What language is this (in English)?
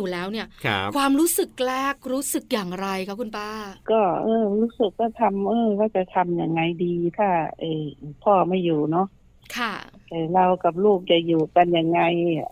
Thai